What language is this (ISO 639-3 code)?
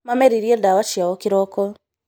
kik